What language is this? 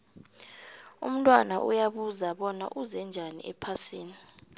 South Ndebele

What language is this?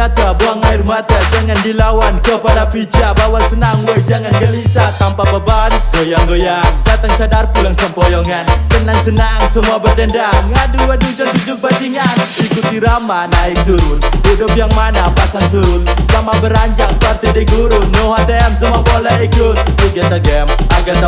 Indonesian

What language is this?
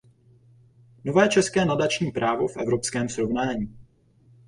Czech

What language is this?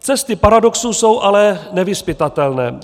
Czech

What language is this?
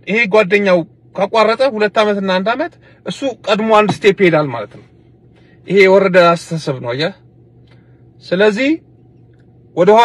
Arabic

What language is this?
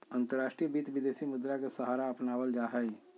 Magahi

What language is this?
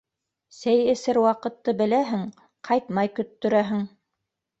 Bashkir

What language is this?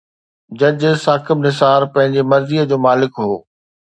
Sindhi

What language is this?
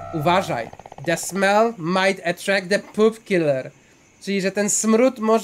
Polish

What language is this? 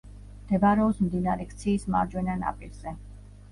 Georgian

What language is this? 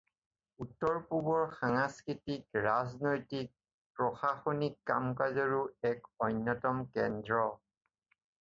Assamese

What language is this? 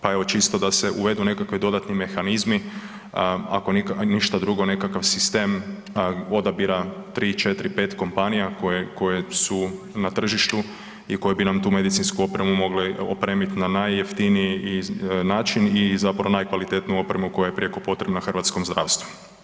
Croatian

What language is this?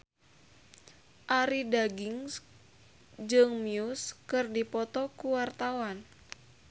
Sundanese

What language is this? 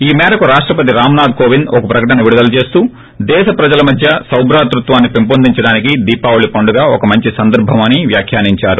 Telugu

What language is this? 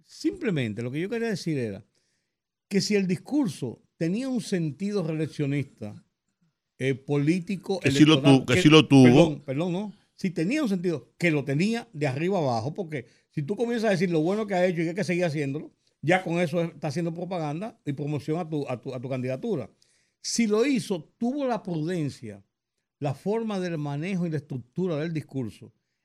Spanish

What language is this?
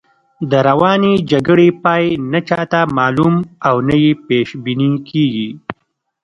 Pashto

